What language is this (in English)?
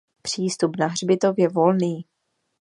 Czech